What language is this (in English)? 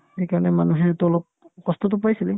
Assamese